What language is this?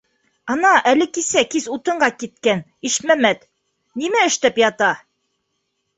Bashkir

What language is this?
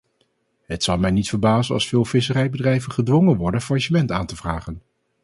Dutch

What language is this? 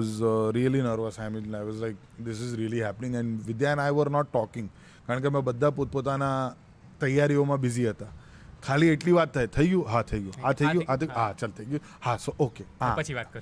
Gujarati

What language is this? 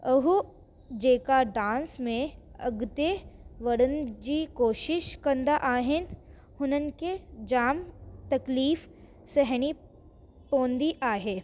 Sindhi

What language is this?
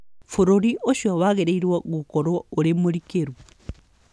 Kikuyu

